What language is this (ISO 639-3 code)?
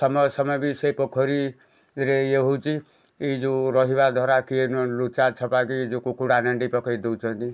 ori